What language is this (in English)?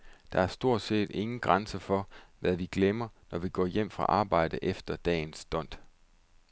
Danish